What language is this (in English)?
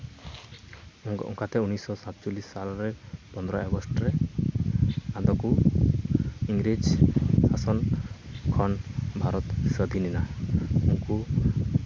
Santali